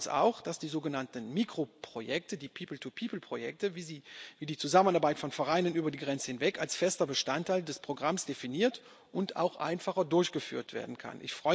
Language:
German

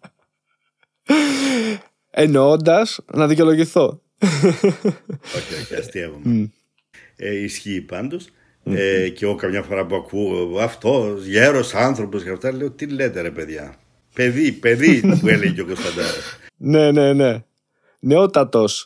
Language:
Greek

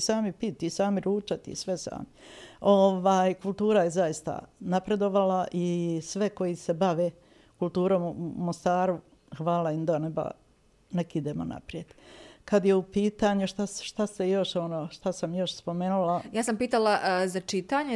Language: Croatian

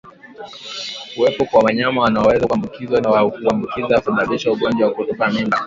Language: Swahili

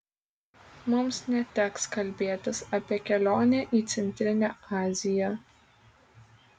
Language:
Lithuanian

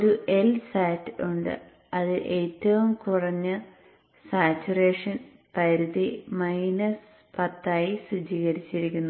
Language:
Malayalam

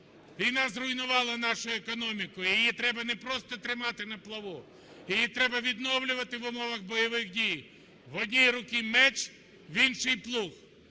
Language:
Ukrainian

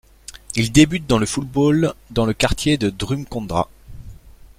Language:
French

